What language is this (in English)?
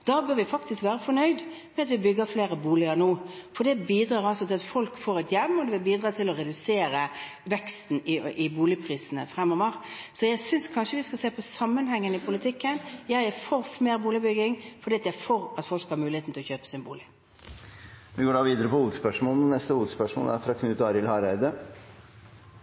Norwegian